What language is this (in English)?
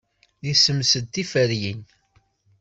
Kabyle